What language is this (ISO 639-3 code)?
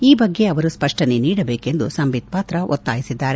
kan